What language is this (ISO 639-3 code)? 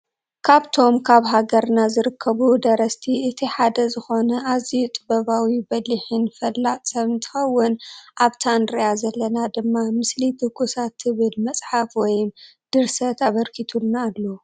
tir